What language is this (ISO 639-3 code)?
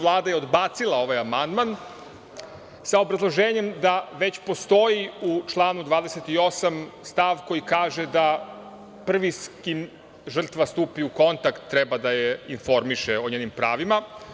srp